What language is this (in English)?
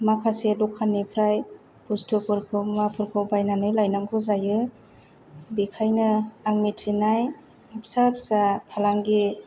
Bodo